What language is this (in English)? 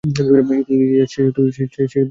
Bangla